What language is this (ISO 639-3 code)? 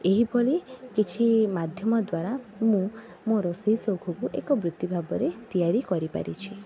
ori